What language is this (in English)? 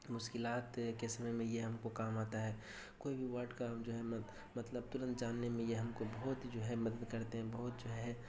Urdu